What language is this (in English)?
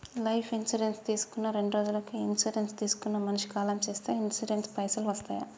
Telugu